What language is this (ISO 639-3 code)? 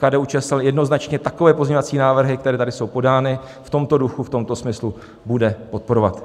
ces